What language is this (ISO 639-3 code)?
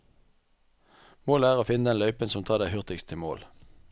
nor